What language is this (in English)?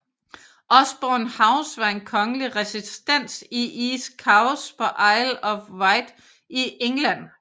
Danish